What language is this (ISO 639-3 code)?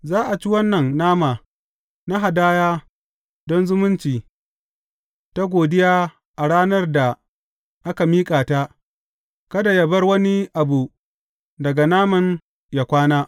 hau